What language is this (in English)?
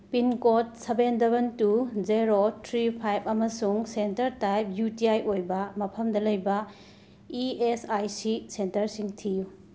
Manipuri